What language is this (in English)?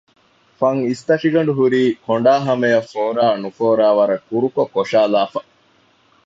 Divehi